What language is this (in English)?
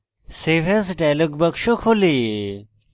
Bangla